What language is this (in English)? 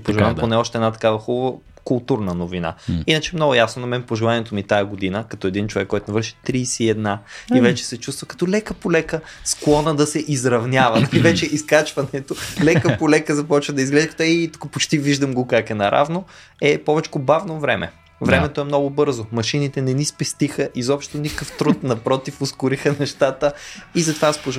Bulgarian